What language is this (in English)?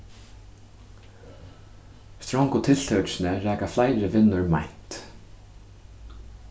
Faroese